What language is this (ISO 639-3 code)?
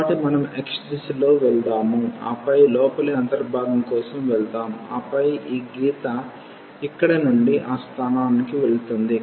tel